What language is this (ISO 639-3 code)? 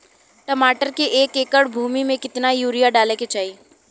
bho